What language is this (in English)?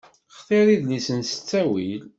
Kabyle